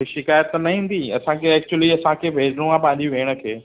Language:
Sindhi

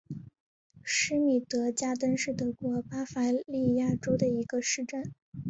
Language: Chinese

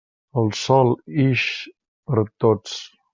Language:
Catalan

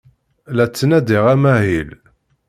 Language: Kabyle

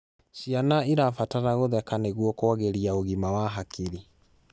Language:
Kikuyu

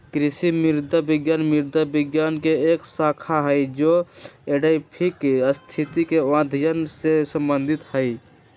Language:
Magahi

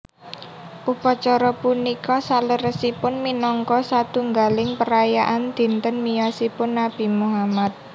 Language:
Javanese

